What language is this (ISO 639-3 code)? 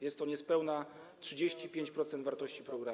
pol